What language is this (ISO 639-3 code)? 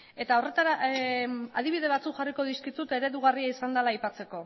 eus